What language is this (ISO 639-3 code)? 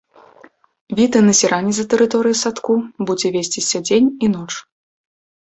bel